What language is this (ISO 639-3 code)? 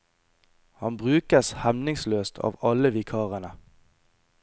nor